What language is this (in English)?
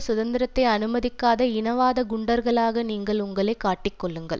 Tamil